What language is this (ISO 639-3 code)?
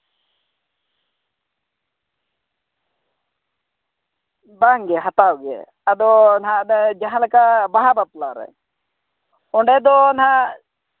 sat